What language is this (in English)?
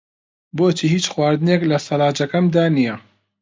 Central Kurdish